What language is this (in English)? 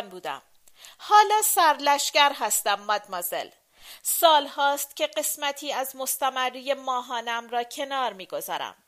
Persian